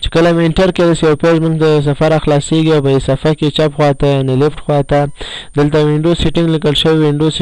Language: Arabic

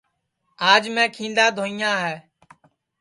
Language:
Sansi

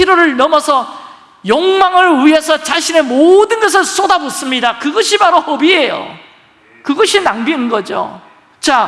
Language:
Korean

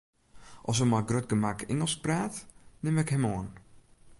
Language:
Western Frisian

